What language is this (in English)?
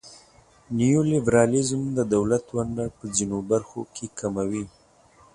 Pashto